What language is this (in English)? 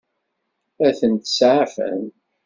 Kabyle